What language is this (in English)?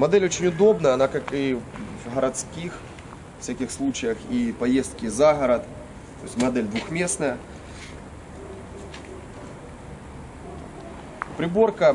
Russian